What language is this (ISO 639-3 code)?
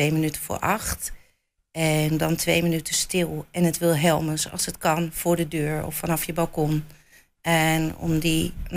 nld